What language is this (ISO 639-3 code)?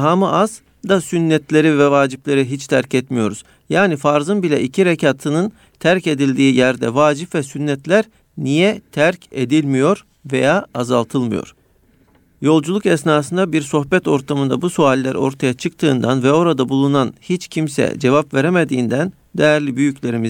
tur